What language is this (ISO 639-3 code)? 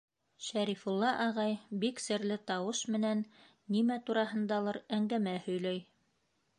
bak